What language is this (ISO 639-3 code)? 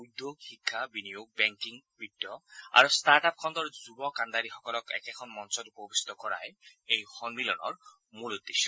asm